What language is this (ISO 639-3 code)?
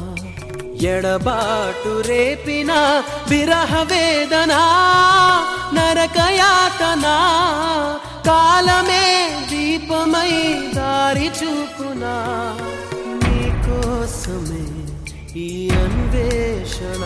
tel